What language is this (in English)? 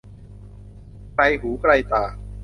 Thai